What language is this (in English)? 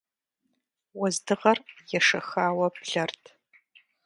Kabardian